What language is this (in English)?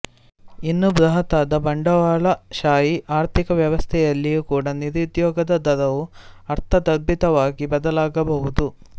Kannada